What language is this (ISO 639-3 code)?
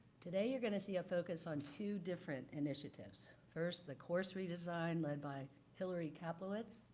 eng